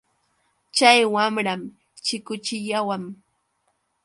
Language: Yauyos Quechua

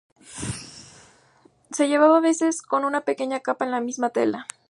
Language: Spanish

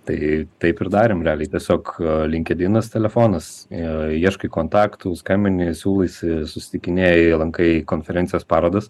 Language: Lithuanian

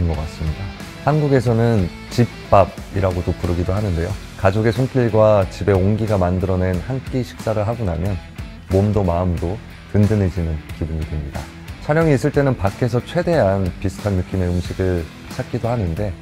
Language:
Korean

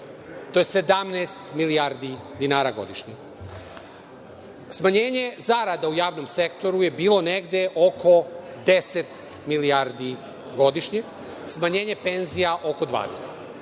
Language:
Serbian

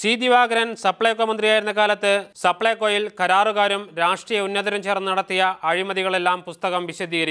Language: Hindi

